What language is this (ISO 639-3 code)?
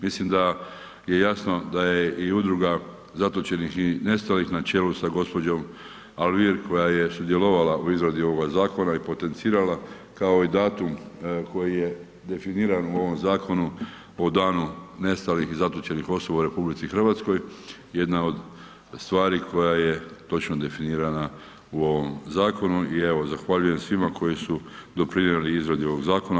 hrv